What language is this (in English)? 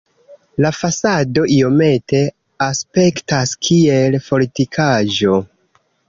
Esperanto